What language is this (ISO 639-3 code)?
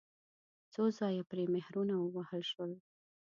pus